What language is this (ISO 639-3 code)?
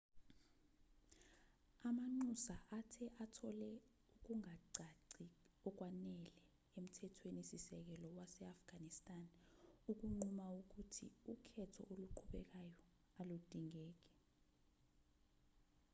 zul